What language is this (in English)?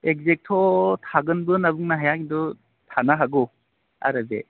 Bodo